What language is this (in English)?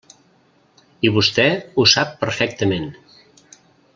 Catalan